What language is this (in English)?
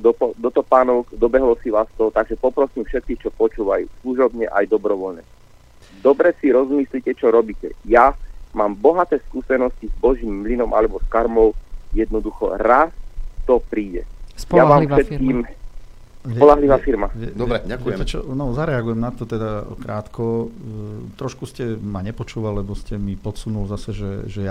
Slovak